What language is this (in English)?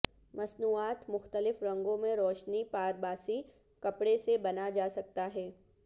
Urdu